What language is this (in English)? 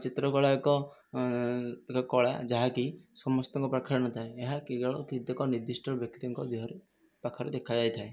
Odia